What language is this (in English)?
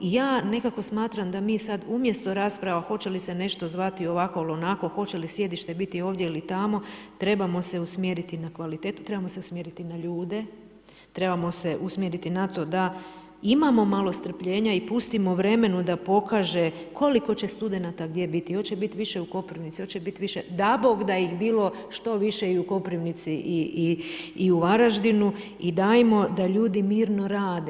Croatian